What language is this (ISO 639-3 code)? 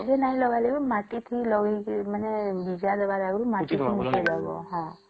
ori